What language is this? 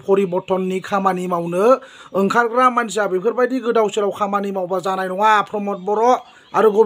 Romanian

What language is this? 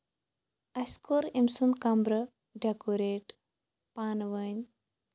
Kashmiri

